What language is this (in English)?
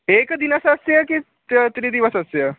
Sanskrit